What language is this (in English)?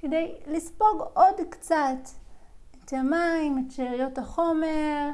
Hebrew